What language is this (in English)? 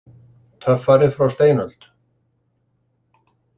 Icelandic